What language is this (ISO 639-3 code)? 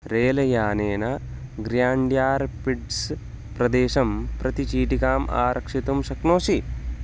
san